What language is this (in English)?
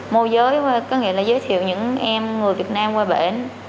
Vietnamese